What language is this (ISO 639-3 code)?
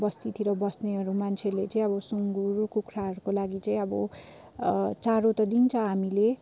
nep